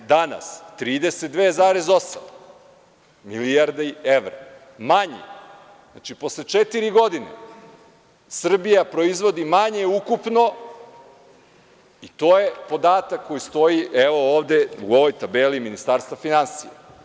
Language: Serbian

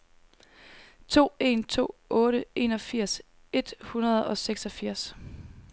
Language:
Danish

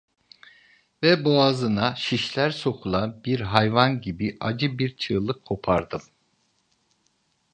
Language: Turkish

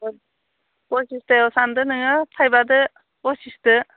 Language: Bodo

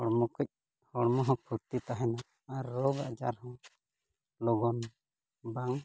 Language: Santali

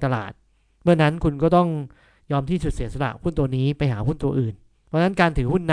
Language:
Thai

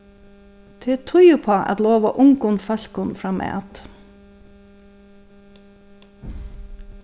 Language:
Faroese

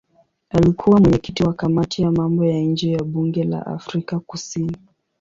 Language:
Swahili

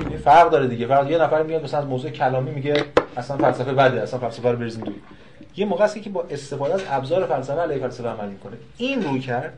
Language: Persian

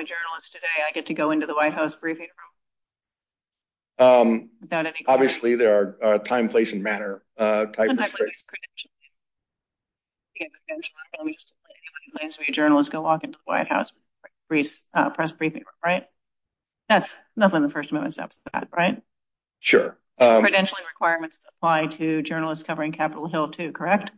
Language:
English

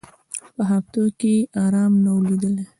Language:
Pashto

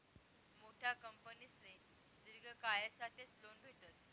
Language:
Marathi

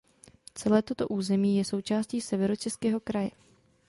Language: Czech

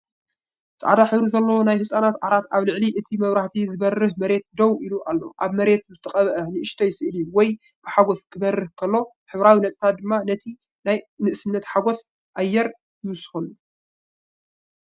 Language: Tigrinya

